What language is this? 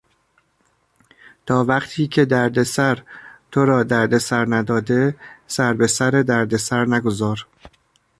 Persian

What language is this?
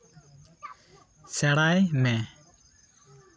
Santali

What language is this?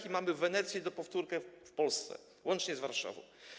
Polish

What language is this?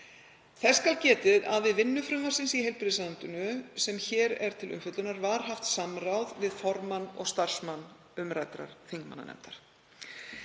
Icelandic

